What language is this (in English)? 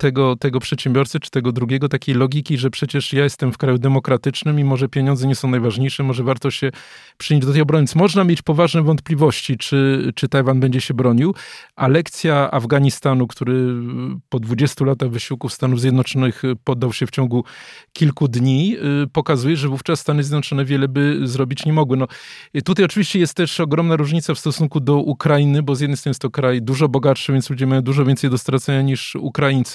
Polish